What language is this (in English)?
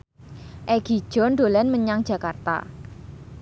Javanese